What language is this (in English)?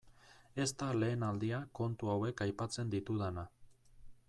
Basque